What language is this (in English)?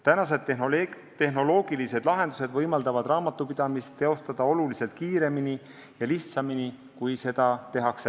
Estonian